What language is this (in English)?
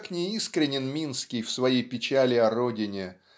Russian